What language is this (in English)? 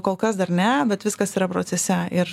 Lithuanian